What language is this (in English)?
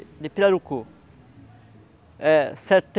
Portuguese